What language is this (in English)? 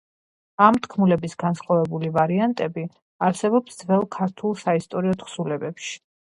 Georgian